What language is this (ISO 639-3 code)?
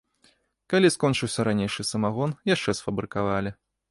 bel